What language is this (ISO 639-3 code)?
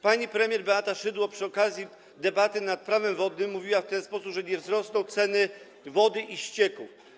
pol